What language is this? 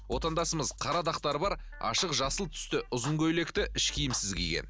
Kazakh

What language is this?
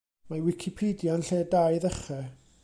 Welsh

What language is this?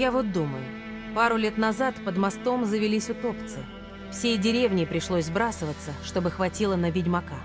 Russian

